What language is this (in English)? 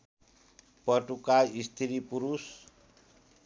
Nepali